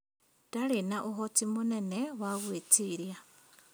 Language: Kikuyu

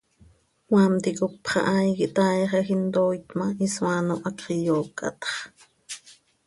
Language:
Seri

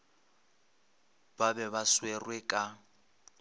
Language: Northern Sotho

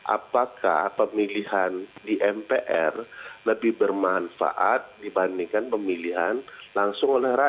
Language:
Indonesian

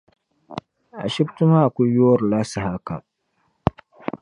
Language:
Dagbani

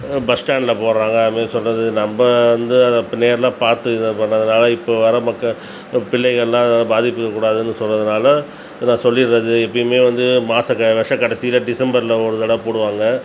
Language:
Tamil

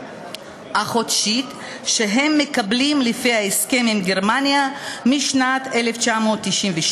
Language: Hebrew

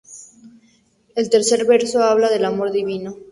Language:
Spanish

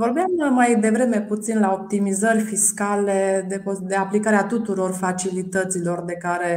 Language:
Romanian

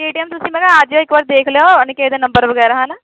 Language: Punjabi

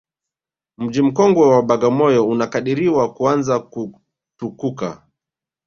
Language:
Swahili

